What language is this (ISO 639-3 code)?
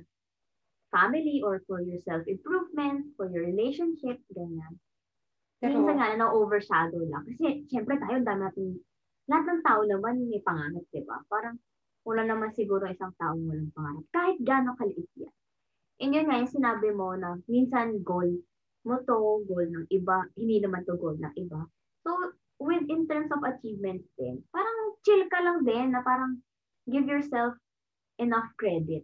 fil